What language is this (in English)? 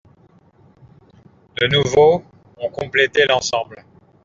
French